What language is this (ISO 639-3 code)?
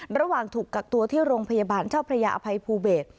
tha